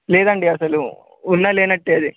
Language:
Telugu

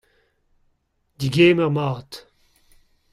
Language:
Breton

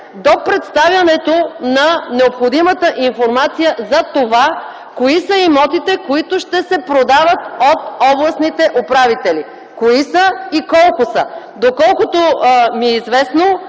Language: Bulgarian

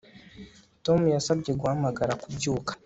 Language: Kinyarwanda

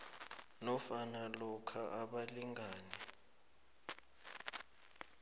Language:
South Ndebele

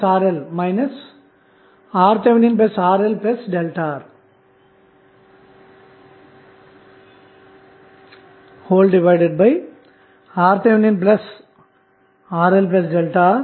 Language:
Telugu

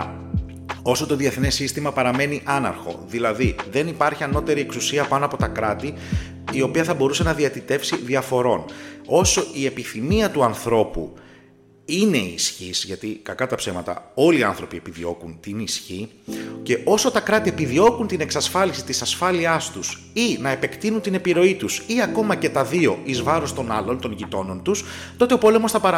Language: Greek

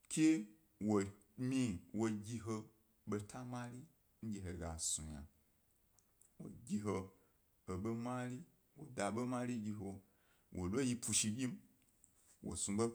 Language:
Gbari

